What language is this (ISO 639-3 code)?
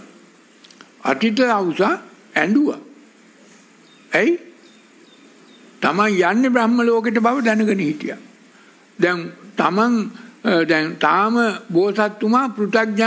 ind